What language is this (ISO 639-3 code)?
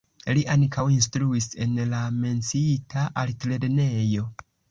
epo